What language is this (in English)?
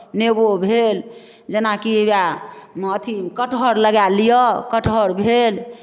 Maithili